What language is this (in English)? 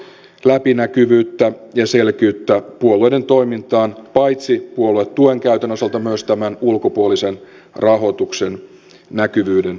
Finnish